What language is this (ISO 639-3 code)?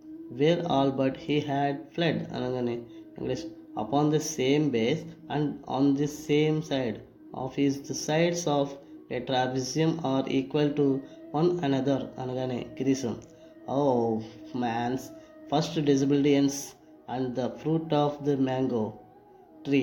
tel